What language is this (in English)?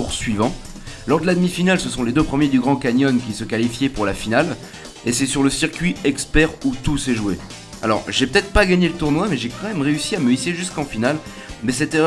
French